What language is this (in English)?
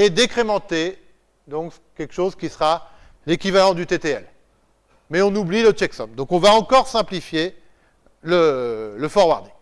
French